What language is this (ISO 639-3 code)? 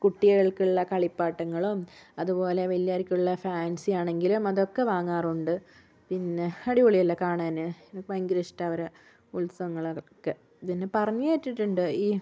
mal